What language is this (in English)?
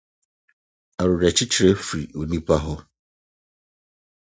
Akan